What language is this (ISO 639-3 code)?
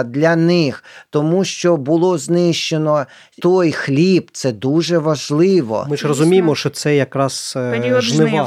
ukr